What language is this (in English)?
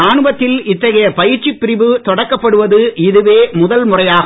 Tamil